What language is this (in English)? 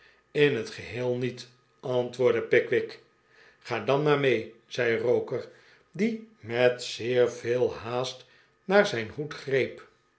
Dutch